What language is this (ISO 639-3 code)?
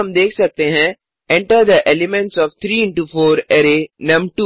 hin